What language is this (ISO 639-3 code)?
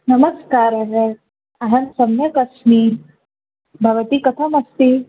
san